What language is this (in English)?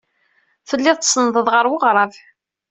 Kabyle